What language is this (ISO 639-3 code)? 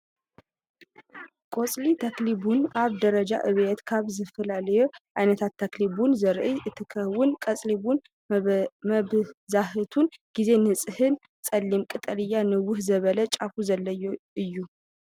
tir